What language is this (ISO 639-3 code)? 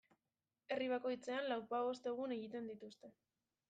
eus